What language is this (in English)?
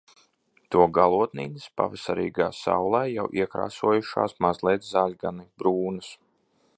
Latvian